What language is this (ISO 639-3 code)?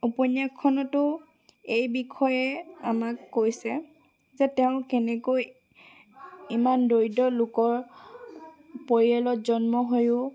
asm